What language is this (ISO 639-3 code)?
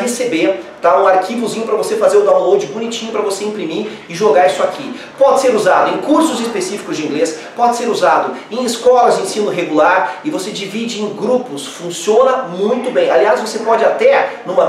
por